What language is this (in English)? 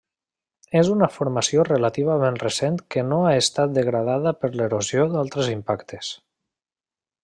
Catalan